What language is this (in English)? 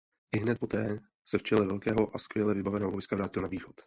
Czech